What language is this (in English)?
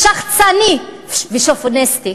Hebrew